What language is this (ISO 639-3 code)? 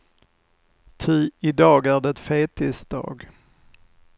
swe